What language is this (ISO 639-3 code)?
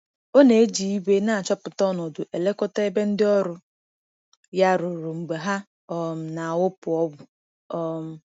ibo